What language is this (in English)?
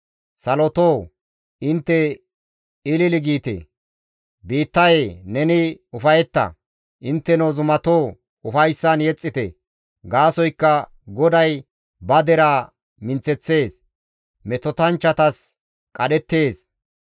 Gamo